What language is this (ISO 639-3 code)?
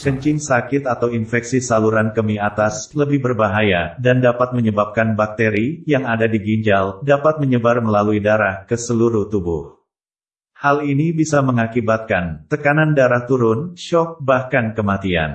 ind